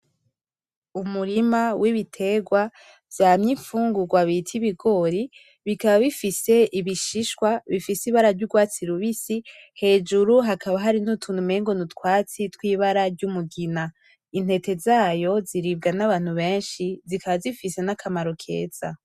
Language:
Rundi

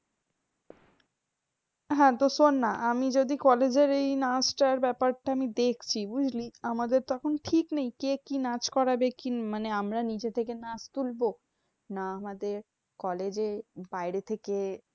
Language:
Bangla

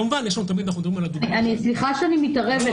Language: Hebrew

